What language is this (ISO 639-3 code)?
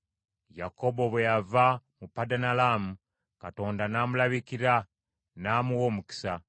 lug